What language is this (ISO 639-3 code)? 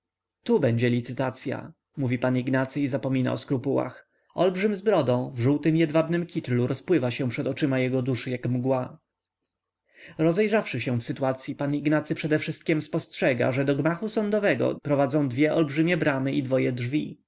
pol